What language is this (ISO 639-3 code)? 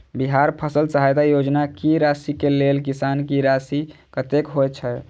mai